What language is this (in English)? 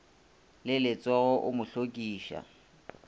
Northern Sotho